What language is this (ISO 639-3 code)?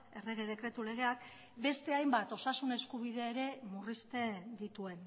eus